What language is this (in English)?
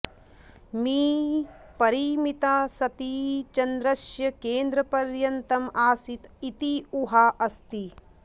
Sanskrit